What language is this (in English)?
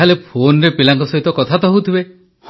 Odia